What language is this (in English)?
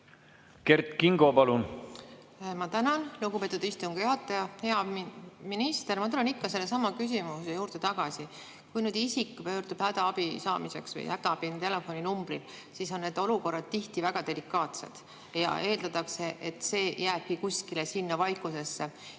Estonian